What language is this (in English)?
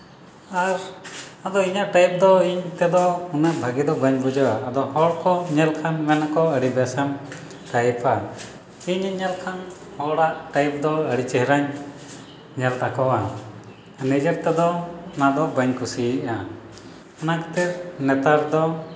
Santali